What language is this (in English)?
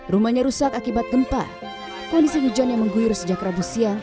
Indonesian